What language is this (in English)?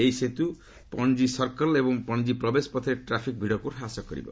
Odia